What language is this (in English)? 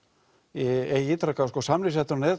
Icelandic